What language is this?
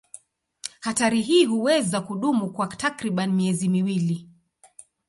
Swahili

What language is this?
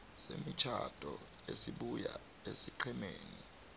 South Ndebele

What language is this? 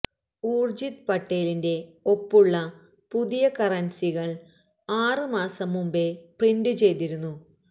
Malayalam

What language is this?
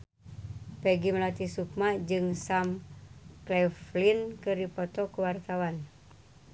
Sundanese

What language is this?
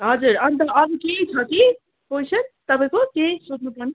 Nepali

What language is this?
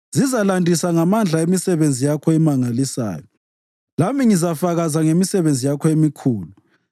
North Ndebele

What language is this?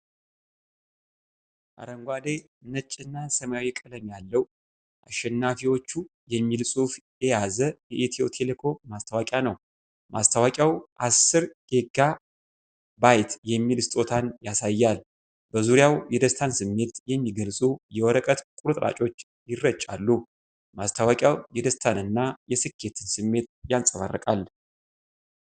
Amharic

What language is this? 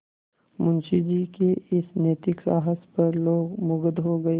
Hindi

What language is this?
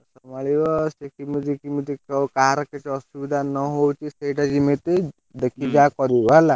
Odia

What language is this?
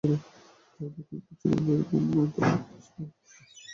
Bangla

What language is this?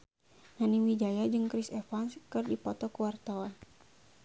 Sundanese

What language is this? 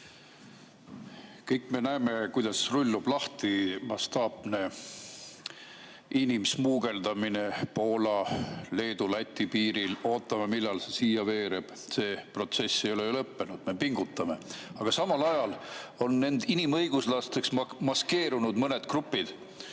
Estonian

